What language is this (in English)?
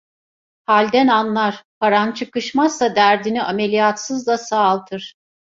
Turkish